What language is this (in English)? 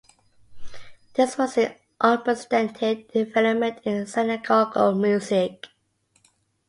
English